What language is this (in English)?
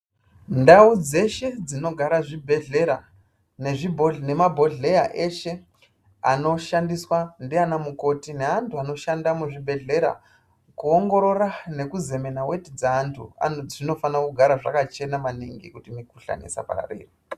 Ndau